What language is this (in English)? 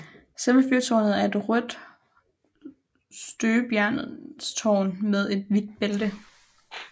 Danish